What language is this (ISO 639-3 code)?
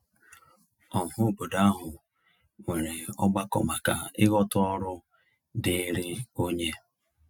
ibo